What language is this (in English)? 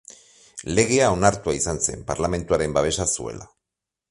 Basque